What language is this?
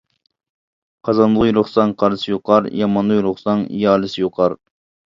Uyghur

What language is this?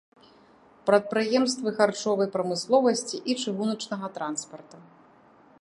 Belarusian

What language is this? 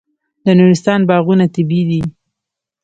Pashto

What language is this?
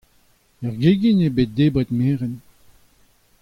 Breton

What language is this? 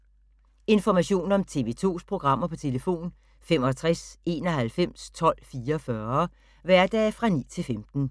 Danish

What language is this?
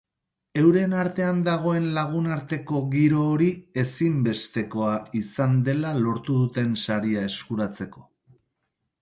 Basque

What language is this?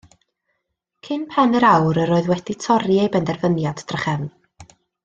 Welsh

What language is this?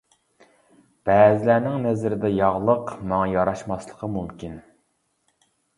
Uyghur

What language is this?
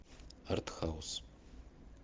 Russian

